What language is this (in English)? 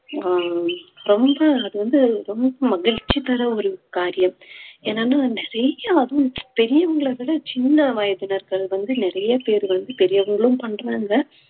Tamil